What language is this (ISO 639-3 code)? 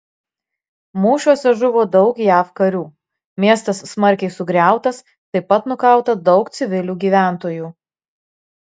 lit